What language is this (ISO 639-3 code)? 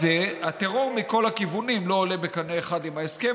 heb